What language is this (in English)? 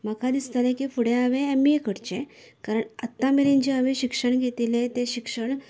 Konkani